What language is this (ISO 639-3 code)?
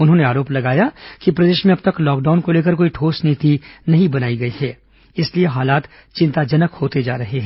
hin